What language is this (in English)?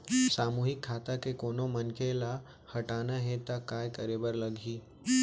Chhattisgarhi